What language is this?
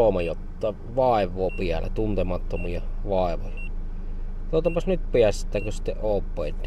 Finnish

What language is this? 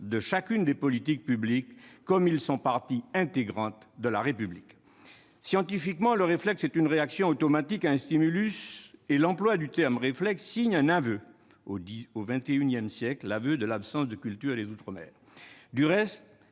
French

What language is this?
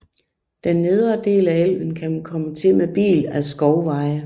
Danish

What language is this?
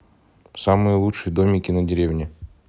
Russian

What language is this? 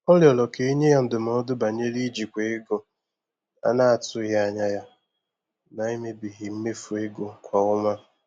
Igbo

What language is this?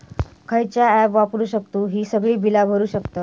Marathi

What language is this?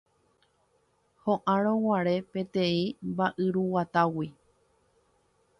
Guarani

